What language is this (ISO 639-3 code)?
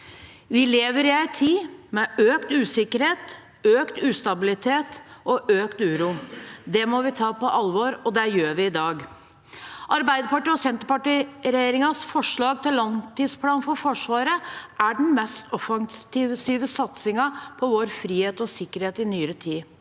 nor